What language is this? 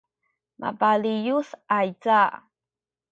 Sakizaya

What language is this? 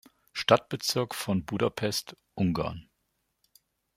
German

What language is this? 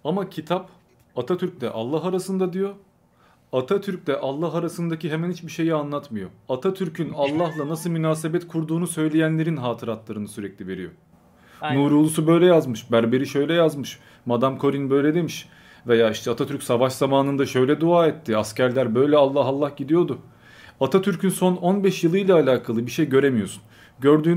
Turkish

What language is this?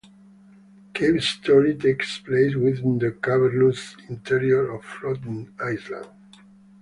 English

